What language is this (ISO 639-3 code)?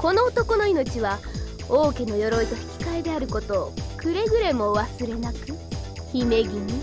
jpn